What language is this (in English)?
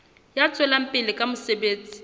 Southern Sotho